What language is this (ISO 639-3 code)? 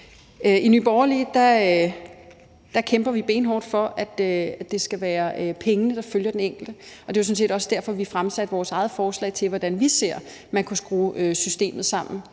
dan